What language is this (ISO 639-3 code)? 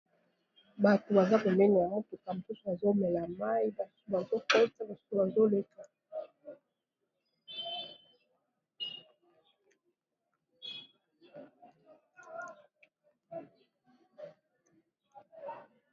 lin